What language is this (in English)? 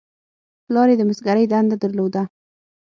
Pashto